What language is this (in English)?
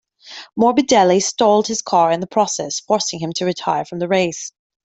English